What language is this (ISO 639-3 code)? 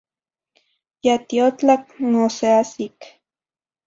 nhi